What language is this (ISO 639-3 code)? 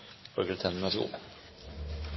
nno